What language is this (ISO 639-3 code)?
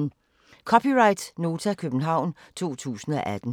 dan